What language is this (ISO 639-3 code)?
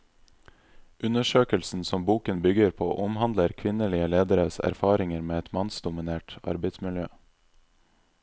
nor